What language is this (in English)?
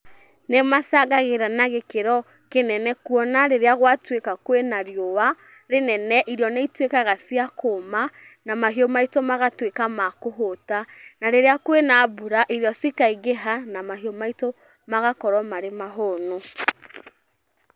Kikuyu